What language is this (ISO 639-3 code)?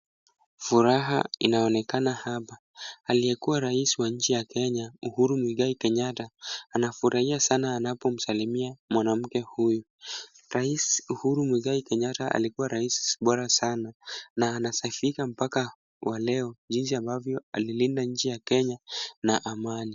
swa